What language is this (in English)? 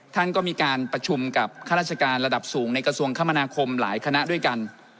Thai